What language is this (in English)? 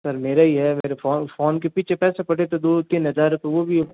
Hindi